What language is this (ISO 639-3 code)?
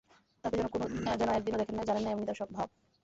ben